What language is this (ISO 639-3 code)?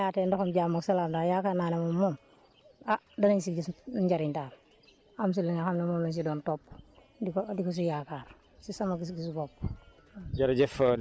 wol